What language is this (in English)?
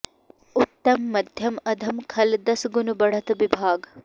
Sanskrit